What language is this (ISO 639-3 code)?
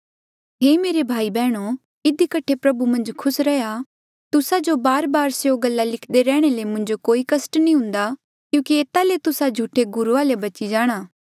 mjl